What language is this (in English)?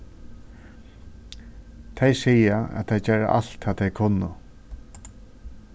Faroese